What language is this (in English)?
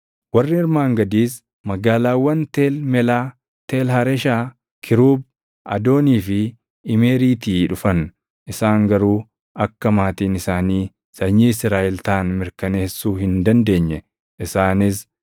Oromo